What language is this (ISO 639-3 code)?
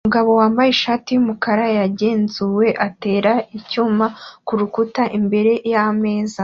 kin